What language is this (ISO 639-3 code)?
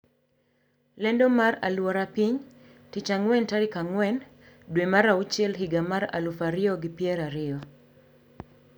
luo